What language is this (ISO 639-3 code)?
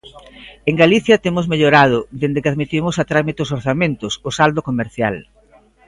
glg